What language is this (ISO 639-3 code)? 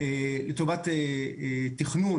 heb